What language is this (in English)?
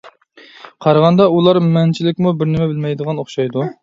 Uyghur